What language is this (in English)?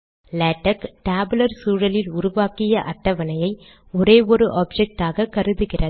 Tamil